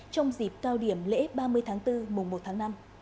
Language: Vietnamese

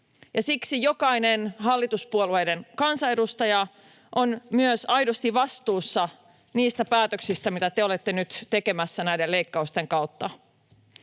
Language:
Finnish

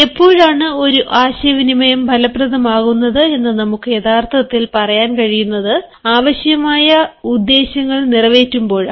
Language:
Malayalam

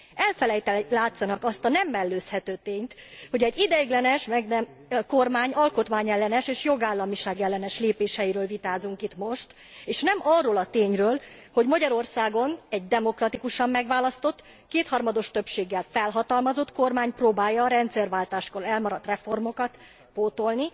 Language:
Hungarian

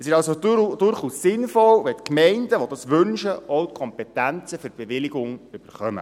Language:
Swiss German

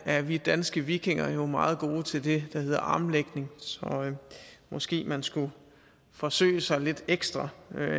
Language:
Danish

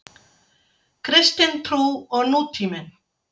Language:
Icelandic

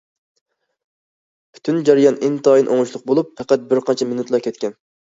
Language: Uyghur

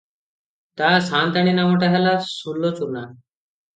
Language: Odia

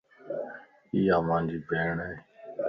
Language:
Lasi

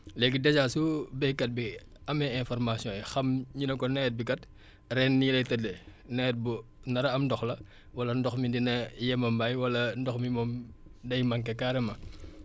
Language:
Wolof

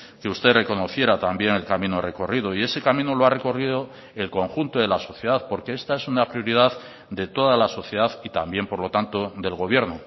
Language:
Spanish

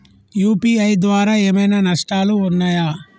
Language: Telugu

